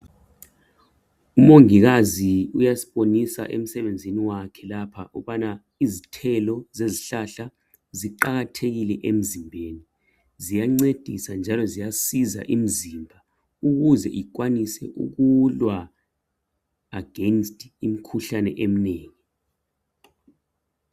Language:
North Ndebele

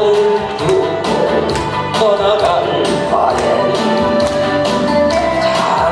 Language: Korean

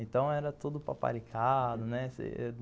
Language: Portuguese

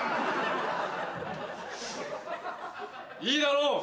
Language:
Japanese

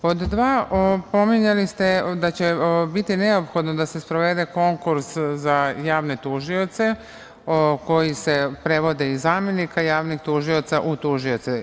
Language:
Serbian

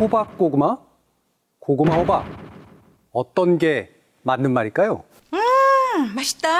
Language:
Korean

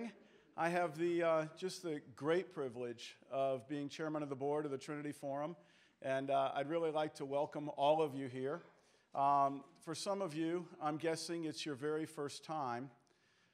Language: English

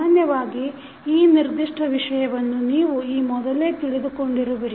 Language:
Kannada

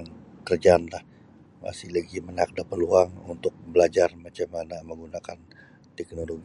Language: Sabah Bisaya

